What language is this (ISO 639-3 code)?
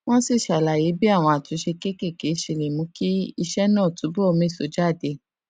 yor